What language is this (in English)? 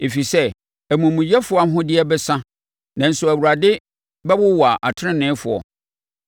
Akan